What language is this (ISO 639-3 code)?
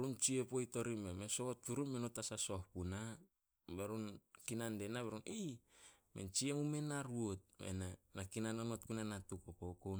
sol